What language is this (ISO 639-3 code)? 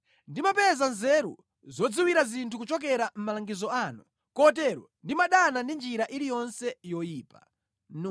nya